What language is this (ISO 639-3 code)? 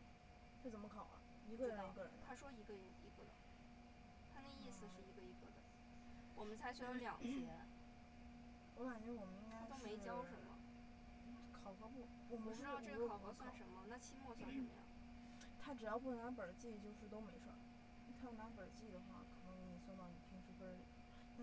zho